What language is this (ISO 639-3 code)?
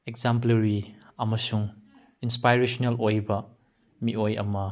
mni